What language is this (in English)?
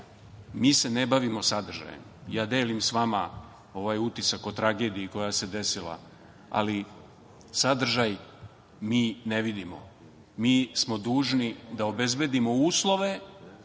Serbian